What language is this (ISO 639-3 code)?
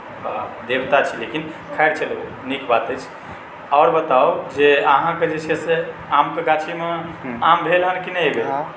mai